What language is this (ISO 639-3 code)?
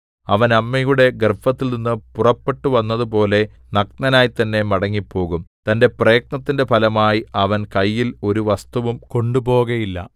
mal